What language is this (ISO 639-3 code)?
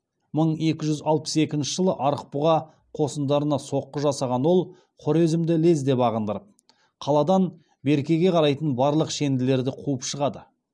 kaz